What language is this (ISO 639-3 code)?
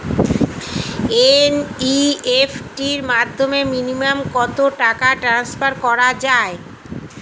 ben